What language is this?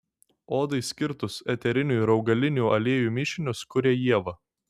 Lithuanian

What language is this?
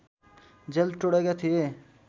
Nepali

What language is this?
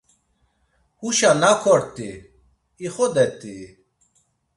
Laz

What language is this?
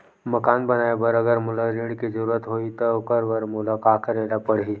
Chhattisgarhi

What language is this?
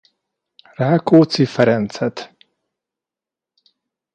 Hungarian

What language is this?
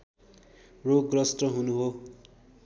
Nepali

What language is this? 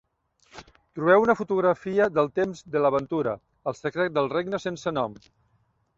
Catalan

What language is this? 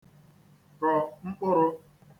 Igbo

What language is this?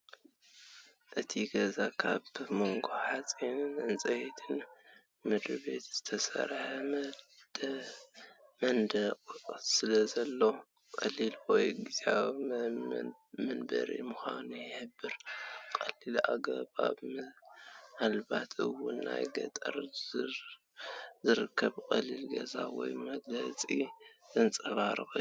Tigrinya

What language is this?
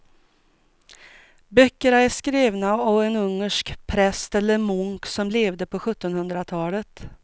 Swedish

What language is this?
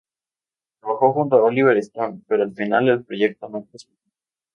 Spanish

